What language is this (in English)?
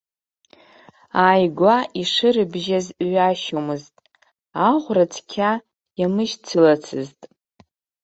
Abkhazian